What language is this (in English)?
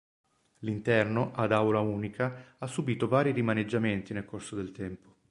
Italian